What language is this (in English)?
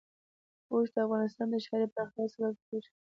Pashto